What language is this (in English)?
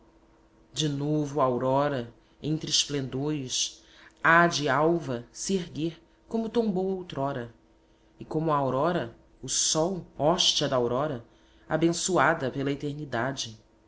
Portuguese